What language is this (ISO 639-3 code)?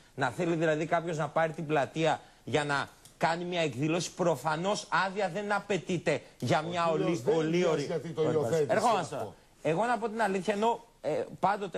ell